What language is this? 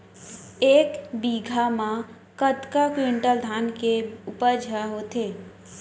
Chhattisgarhi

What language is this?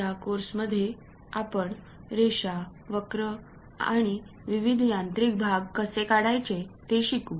Marathi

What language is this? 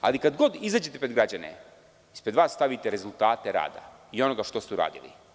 Serbian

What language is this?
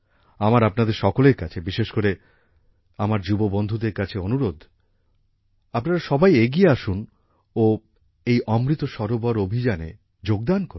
Bangla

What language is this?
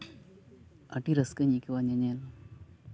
Santali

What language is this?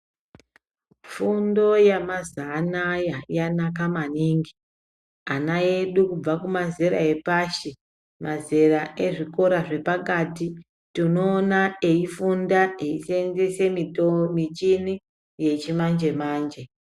Ndau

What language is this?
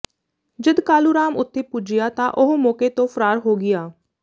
Punjabi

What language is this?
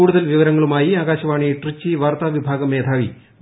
Malayalam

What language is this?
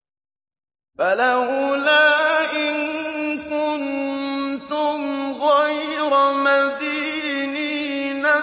Arabic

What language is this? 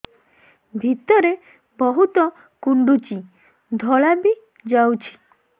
Odia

